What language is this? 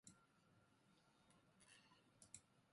Japanese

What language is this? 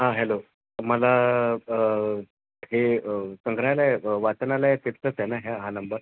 Marathi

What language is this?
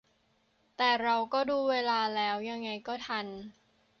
Thai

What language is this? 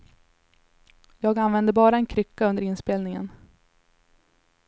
Swedish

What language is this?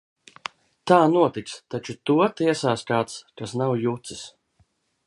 Latvian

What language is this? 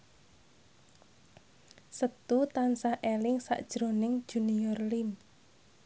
Javanese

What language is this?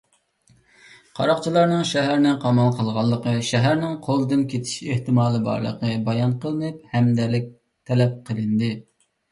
Uyghur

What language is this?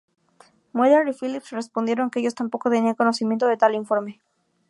Spanish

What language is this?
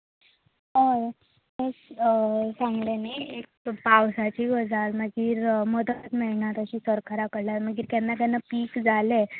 Konkani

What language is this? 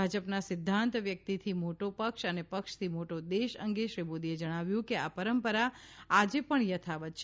Gujarati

